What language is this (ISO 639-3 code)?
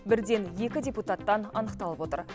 kaz